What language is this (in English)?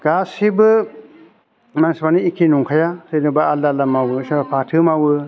Bodo